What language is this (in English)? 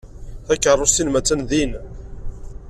Kabyle